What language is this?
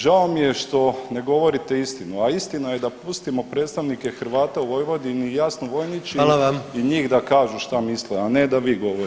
Croatian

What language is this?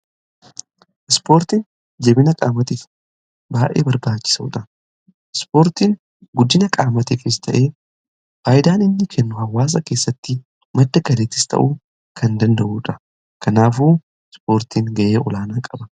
Oromo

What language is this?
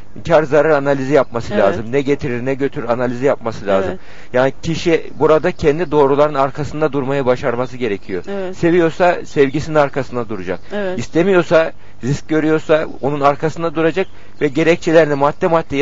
Turkish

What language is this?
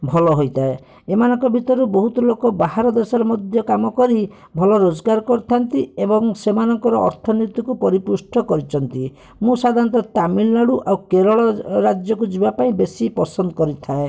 Odia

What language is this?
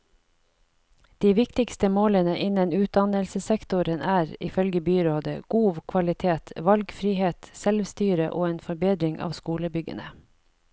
Norwegian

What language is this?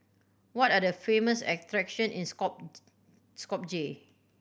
English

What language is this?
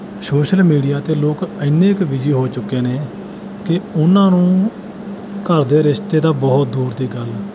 Punjabi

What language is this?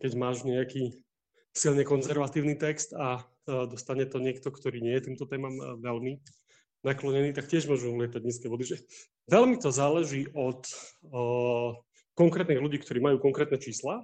Slovak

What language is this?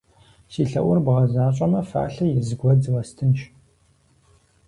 Kabardian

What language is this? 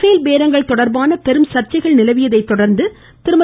Tamil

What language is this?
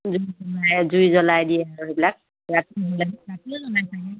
Assamese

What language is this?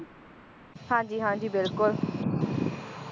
Punjabi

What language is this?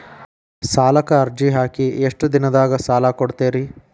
Kannada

